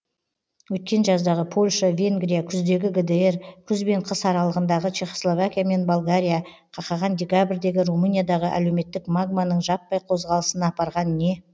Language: Kazakh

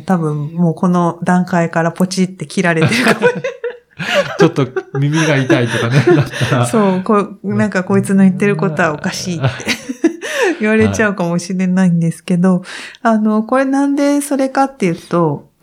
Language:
Japanese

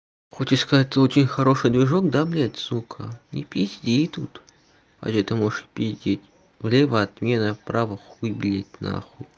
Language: Russian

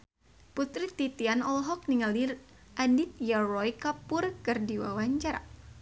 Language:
Sundanese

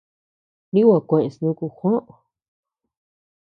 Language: Tepeuxila Cuicatec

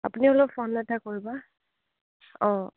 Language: Assamese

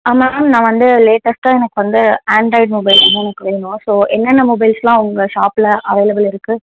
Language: Tamil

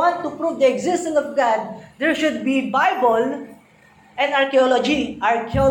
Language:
Filipino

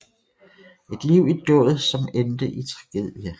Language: Danish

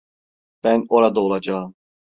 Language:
Turkish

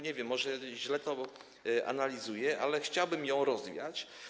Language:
Polish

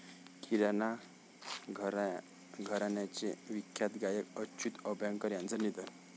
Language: Marathi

